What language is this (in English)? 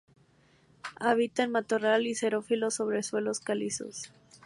Spanish